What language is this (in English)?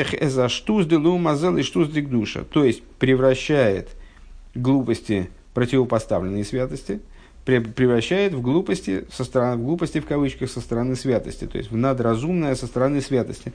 Russian